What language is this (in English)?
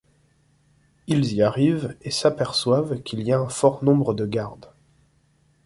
French